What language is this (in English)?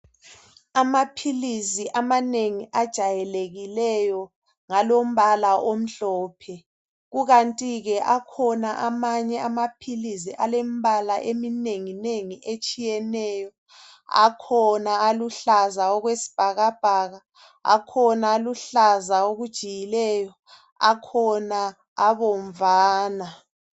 North Ndebele